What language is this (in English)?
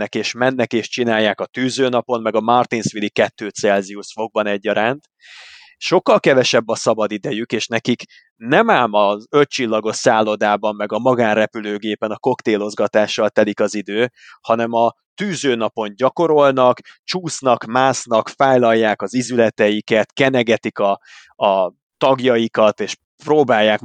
Hungarian